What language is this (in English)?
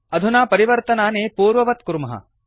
Sanskrit